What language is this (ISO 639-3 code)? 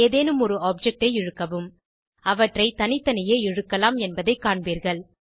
tam